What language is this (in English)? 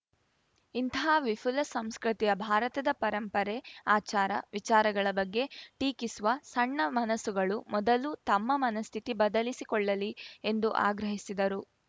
Kannada